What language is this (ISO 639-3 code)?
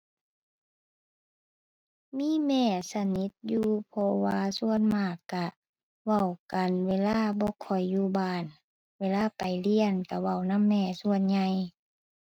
tha